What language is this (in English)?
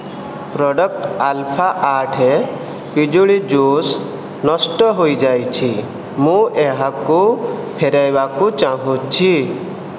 Odia